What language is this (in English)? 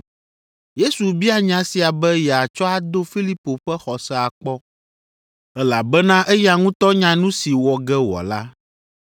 Ewe